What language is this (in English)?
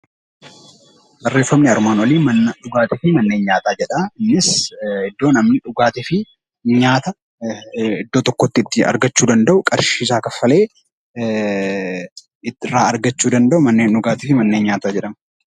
Oromo